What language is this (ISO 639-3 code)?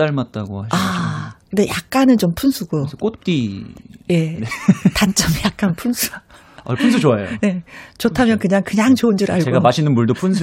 kor